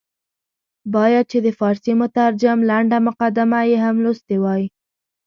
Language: Pashto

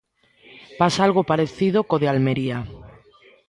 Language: Galician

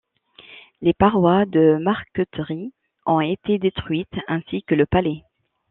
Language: French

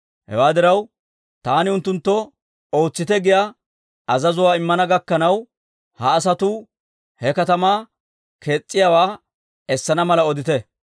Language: Dawro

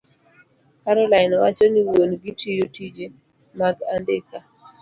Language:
Luo (Kenya and Tanzania)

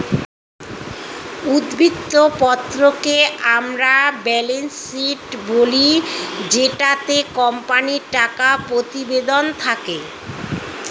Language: Bangla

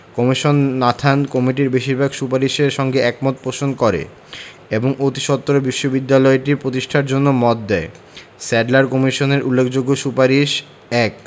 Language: Bangla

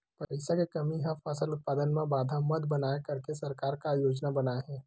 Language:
Chhattisgarhi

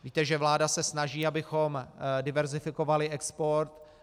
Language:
Czech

